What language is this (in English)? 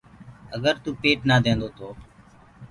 Gurgula